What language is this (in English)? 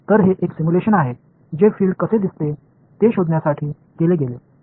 Marathi